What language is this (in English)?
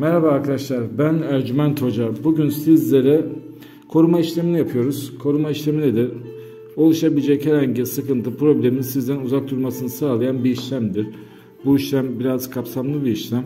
Turkish